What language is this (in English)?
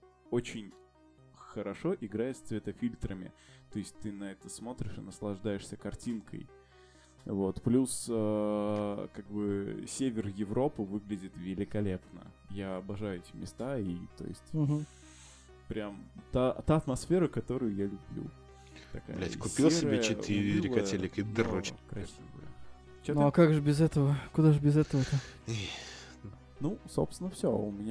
Russian